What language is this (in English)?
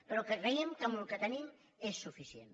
Catalan